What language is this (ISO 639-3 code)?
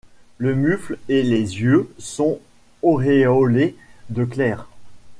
fra